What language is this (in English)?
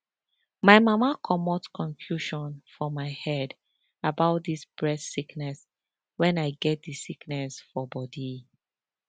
Nigerian Pidgin